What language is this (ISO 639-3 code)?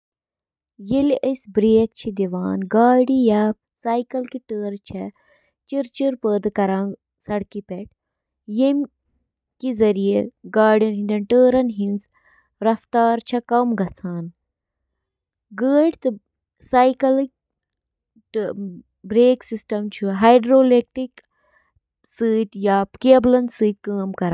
kas